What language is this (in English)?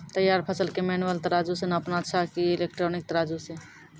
Maithili